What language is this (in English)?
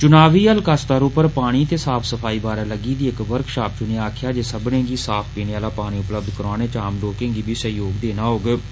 Dogri